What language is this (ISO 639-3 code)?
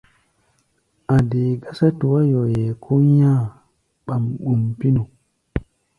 gba